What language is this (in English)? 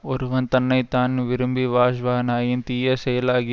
Tamil